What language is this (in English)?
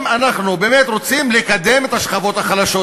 Hebrew